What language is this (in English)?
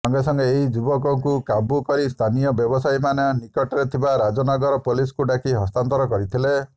Odia